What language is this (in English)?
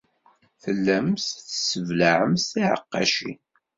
Kabyle